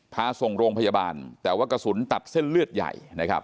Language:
Thai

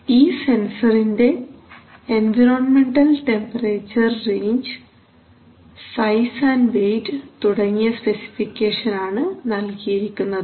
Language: Malayalam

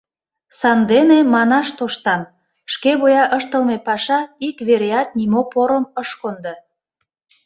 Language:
Mari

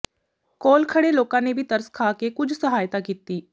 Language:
Punjabi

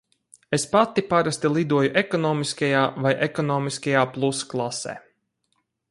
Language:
Latvian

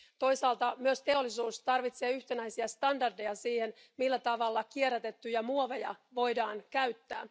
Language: Finnish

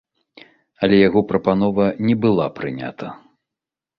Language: Belarusian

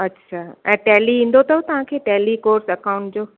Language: Sindhi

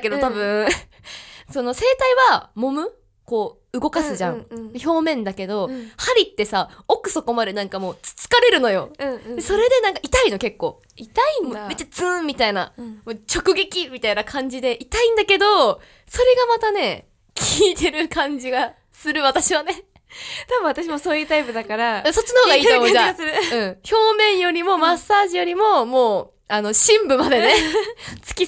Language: Japanese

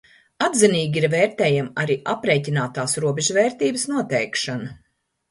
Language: Latvian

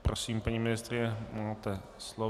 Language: Czech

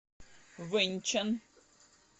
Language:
Russian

